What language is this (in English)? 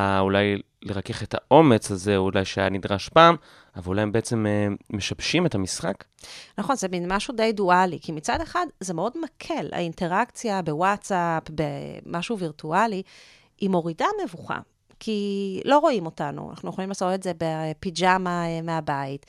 Hebrew